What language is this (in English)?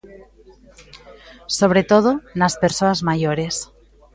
Galician